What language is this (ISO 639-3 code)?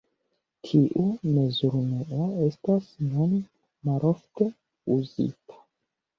epo